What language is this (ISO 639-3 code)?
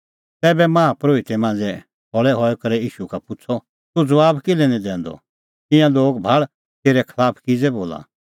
kfx